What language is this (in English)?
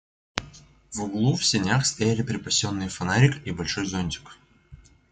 Russian